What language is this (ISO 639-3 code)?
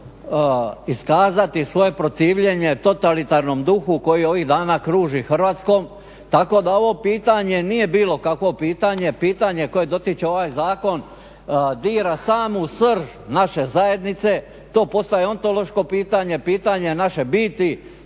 hrv